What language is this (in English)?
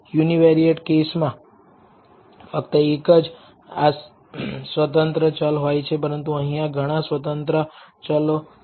Gujarati